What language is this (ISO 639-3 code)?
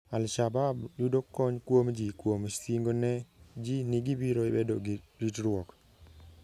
luo